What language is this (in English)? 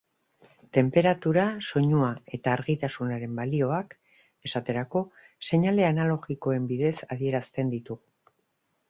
Basque